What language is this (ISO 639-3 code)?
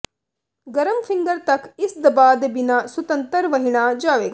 pan